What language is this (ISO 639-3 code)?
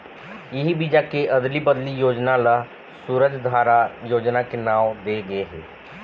hne